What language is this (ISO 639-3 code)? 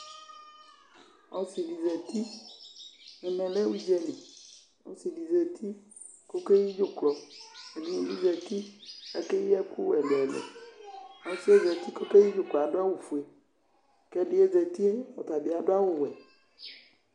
kpo